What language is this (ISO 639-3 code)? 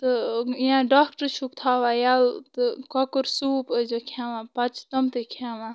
kas